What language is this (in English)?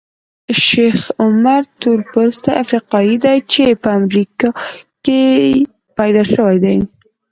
Pashto